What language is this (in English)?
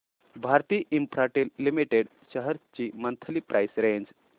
Marathi